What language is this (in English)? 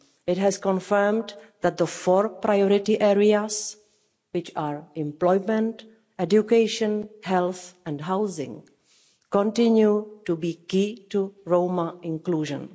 English